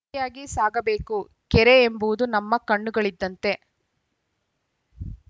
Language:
Kannada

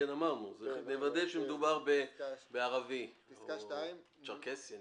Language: Hebrew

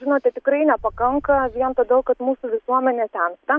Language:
Lithuanian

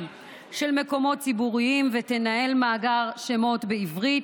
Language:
Hebrew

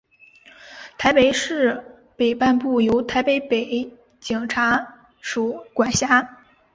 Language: Chinese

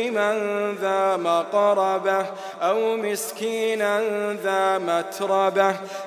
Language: Arabic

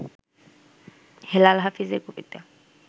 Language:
Bangla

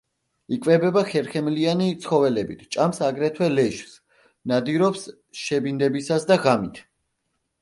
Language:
Georgian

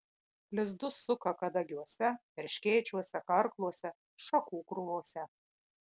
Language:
Lithuanian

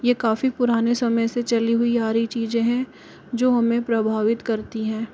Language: Hindi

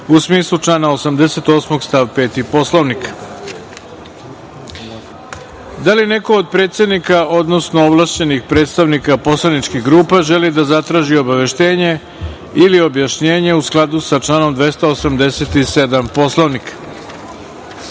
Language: Serbian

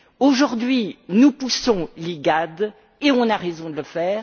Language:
French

